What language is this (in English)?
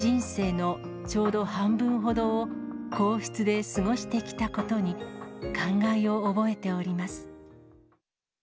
Japanese